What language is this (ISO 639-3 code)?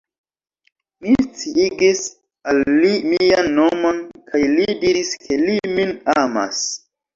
epo